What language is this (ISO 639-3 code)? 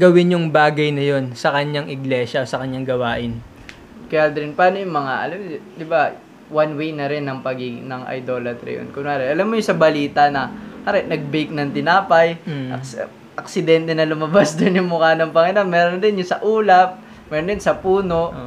fil